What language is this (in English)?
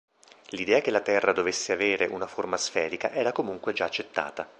Italian